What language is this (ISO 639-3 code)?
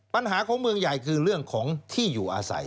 tha